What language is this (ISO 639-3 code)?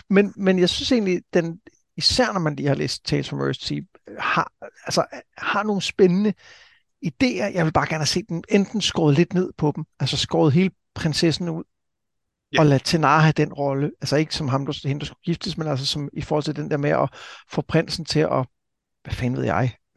dan